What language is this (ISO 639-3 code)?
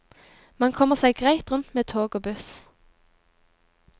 nor